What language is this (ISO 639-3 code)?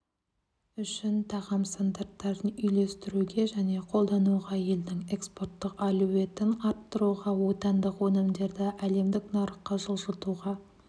kaz